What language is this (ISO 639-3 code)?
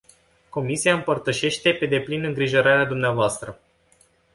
ron